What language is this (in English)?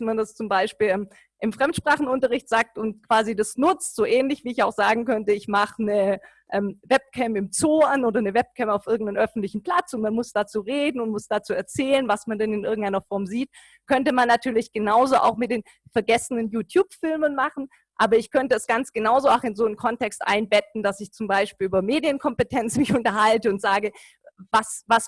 German